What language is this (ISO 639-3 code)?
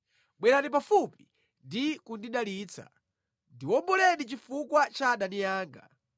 nya